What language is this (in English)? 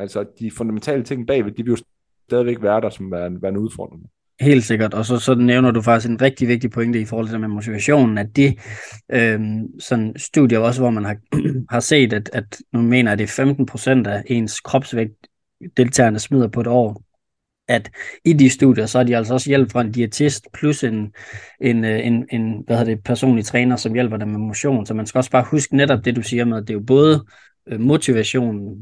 Danish